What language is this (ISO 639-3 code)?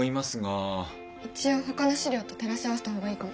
jpn